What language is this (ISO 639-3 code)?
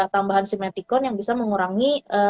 ind